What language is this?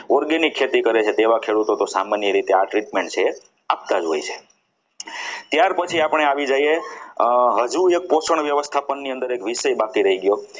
Gujarati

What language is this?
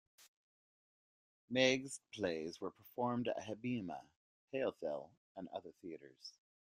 English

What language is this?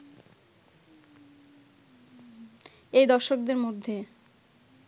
Bangla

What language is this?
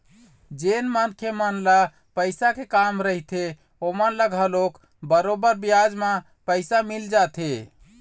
Chhattisgarhi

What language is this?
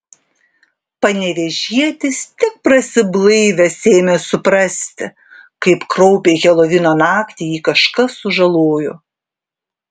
Lithuanian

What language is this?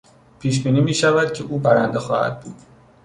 Persian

